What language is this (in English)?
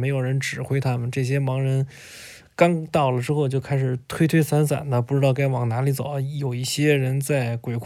Chinese